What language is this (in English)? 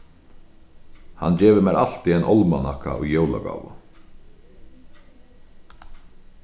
Faroese